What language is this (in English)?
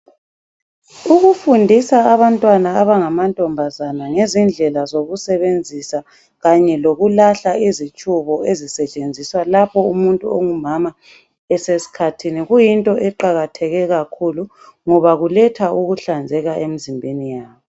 North Ndebele